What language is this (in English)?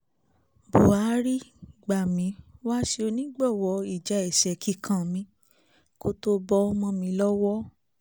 Yoruba